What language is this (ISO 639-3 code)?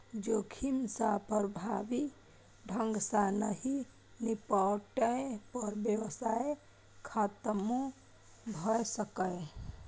mai